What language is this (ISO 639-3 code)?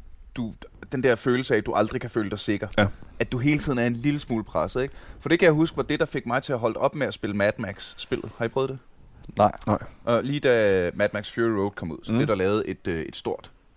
dan